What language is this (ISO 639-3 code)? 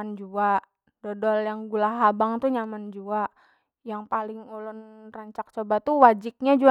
bjn